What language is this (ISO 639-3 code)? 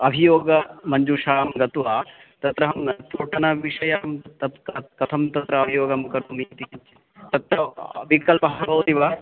san